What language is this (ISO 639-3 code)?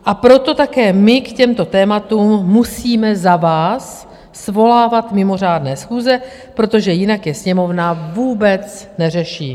ces